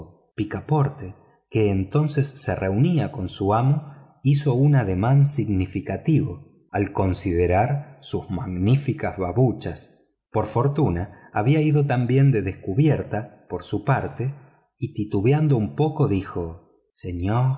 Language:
Spanish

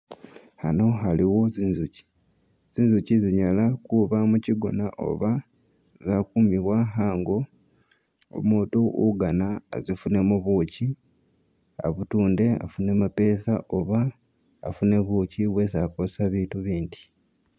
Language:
Masaaba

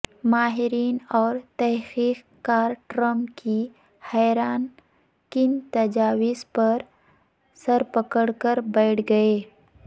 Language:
Urdu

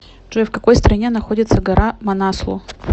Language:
Russian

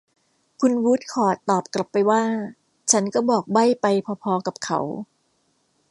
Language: Thai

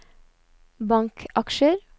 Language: Norwegian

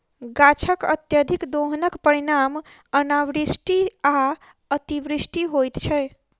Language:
Maithili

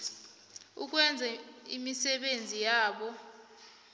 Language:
South Ndebele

